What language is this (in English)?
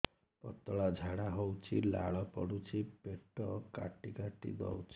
Odia